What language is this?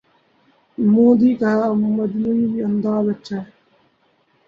Urdu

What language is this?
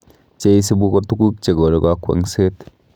Kalenjin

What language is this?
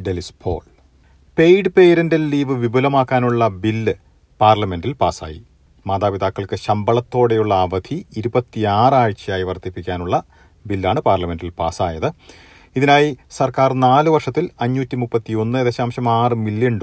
Malayalam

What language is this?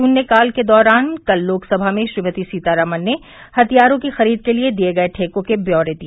Hindi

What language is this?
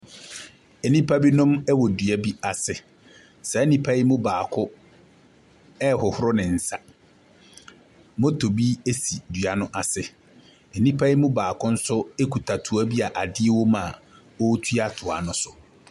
Akan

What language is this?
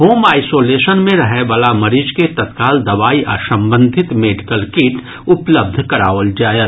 Maithili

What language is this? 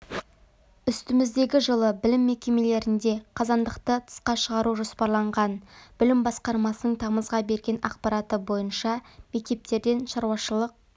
Kazakh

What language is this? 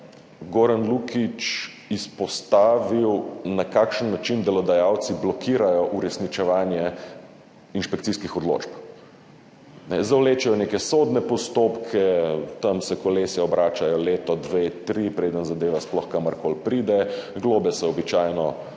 Slovenian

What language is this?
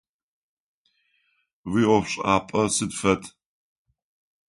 Adyghe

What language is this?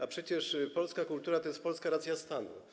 Polish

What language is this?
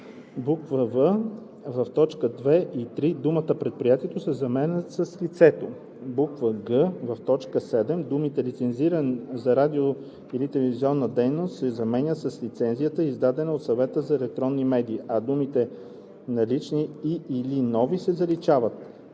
Bulgarian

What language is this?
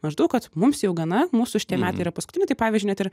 Lithuanian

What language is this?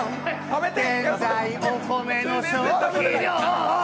Japanese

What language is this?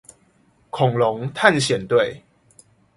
Chinese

